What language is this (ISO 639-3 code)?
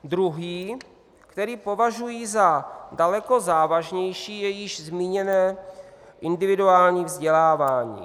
ces